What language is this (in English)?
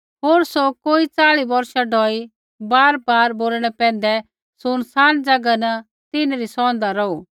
Kullu Pahari